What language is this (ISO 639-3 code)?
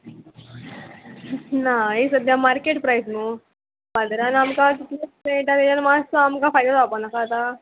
kok